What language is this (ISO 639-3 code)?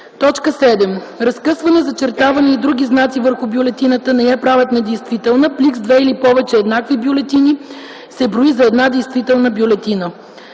bul